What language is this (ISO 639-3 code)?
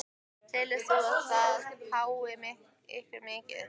isl